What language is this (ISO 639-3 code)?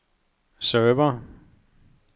dan